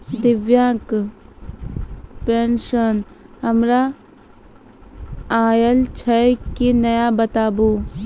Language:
Maithili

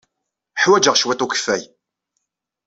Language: Kabyle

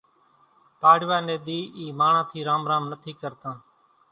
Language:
Kachi Koli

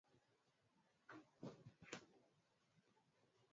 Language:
Swahili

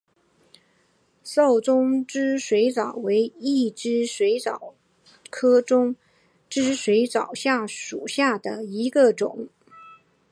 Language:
Chinese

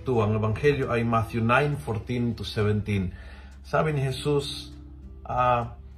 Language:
Filipino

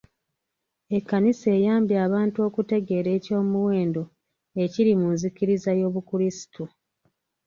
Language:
Ganda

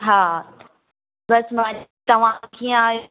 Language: Sindhi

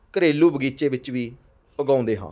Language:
Punjabi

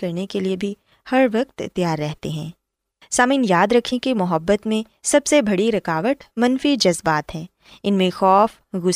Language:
Urdu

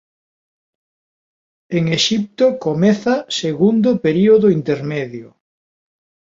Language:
Galician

